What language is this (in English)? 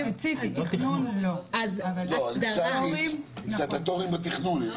Hebrew